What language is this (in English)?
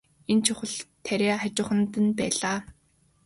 Mongolian